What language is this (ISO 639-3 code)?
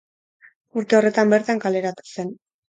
eus